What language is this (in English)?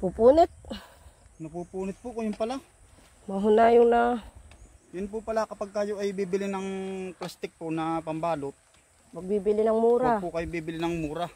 Filipino